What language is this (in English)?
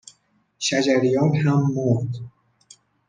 Persian